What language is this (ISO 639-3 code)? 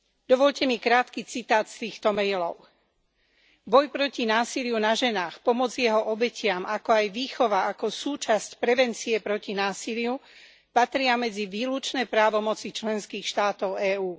slk